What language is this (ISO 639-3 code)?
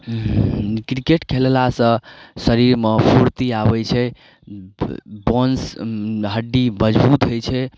mai